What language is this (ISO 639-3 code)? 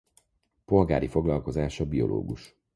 hun